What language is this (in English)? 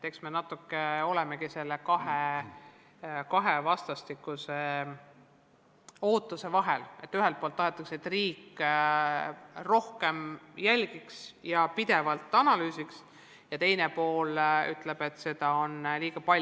Estonian